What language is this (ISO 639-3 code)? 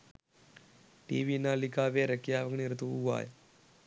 sin